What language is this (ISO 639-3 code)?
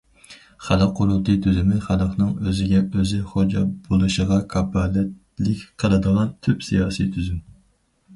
uig